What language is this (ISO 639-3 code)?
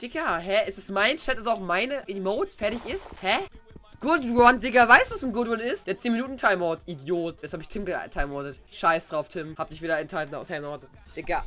deu